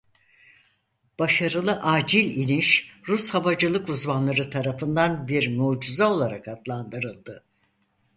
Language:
Turkish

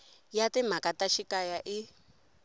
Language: Tsonga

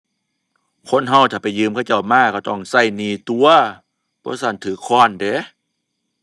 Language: Thai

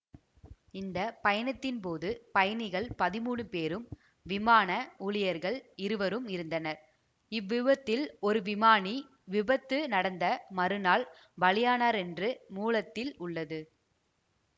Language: Tamil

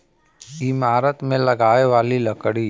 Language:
Bhojpuri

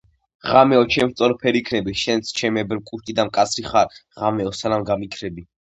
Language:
Georgian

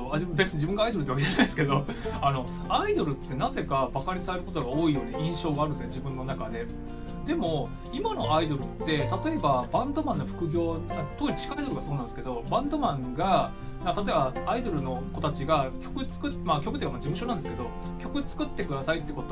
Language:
Japanese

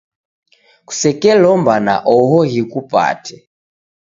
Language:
Taita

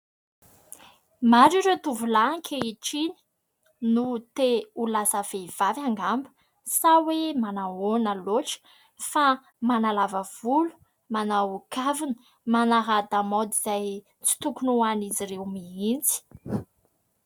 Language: Malagasy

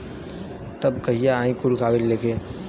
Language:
Bhojpuri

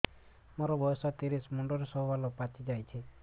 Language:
Odia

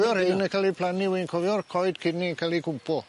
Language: Welsh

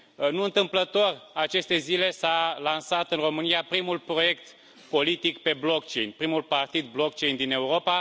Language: Romanian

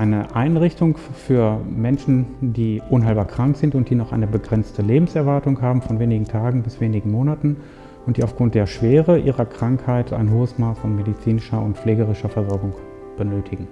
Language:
German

